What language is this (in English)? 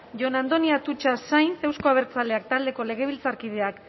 Basque